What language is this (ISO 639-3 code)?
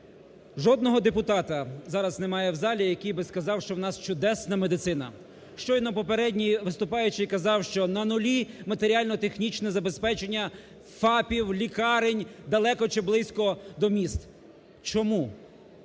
ukr